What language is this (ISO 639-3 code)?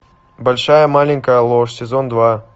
rus